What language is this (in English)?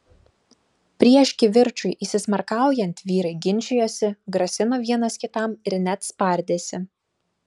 Lithuanian